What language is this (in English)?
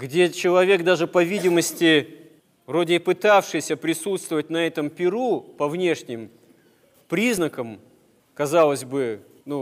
Russian